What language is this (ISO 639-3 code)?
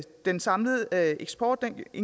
dan